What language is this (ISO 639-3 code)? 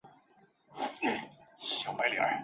zho